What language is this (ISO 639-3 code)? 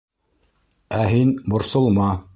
bak